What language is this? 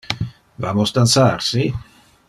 Interlingua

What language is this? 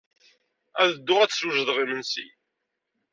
Kabyle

